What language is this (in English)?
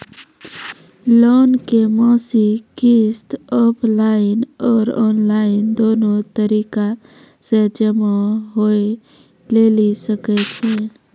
Maithili